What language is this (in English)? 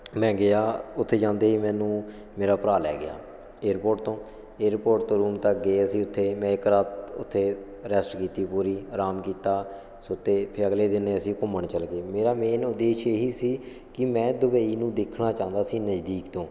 Punjabi